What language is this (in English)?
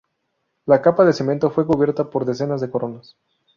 Spanish